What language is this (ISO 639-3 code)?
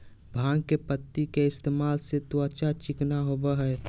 mag